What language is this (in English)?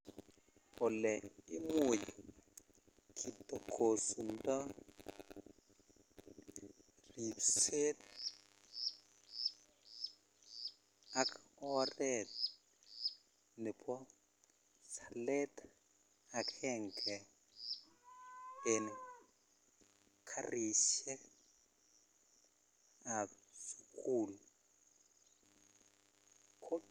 Kalenjin